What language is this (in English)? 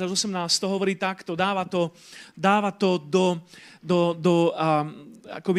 Slovak